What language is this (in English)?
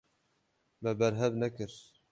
Kurdish